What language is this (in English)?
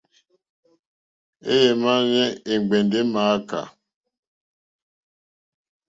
Mokpwe